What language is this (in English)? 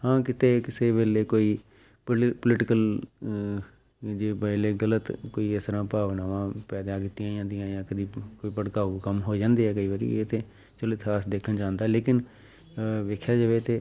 Punjabi